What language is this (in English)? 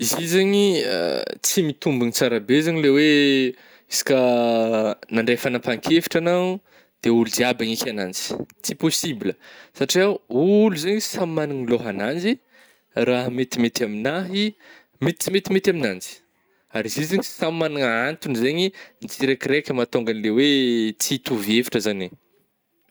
Northern Betsimisaraka Malagasy